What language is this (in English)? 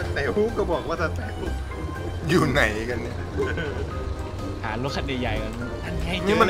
Thai